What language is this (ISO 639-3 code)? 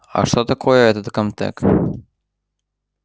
rus